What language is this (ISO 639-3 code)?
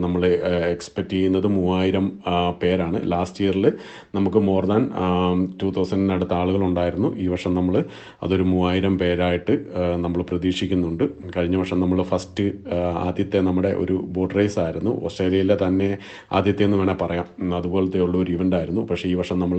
mal